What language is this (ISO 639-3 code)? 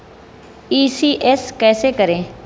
hin